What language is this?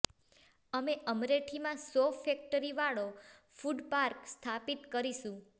Gujarati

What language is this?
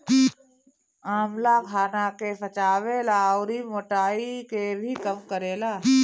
Bhojpuri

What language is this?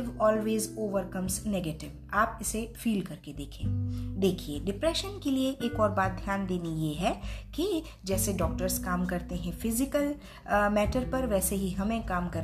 Hindi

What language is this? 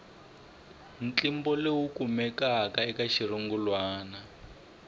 Tsonga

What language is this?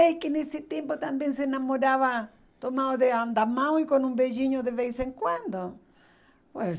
Portuguese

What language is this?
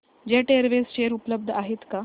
Marathi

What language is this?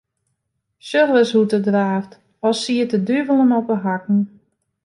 Western Frisian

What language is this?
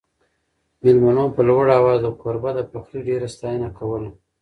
Pashto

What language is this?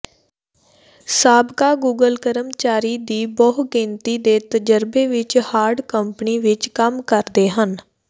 Punjabi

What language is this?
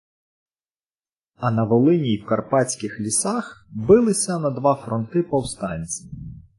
Ukrainian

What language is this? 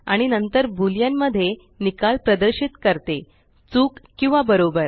Marathi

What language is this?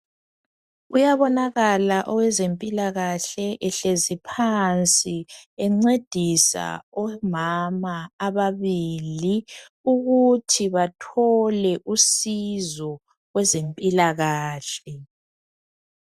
North Ndebele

